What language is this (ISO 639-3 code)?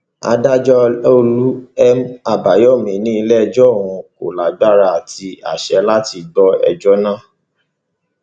yor